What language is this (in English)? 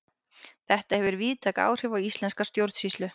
Icelandic